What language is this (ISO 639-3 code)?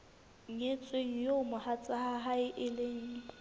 sot